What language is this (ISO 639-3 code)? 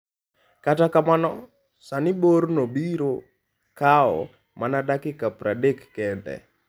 luo